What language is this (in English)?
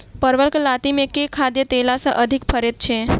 Maithili